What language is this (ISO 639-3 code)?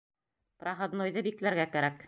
bak